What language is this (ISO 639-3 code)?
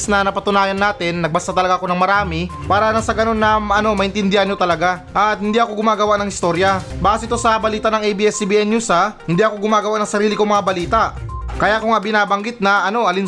fil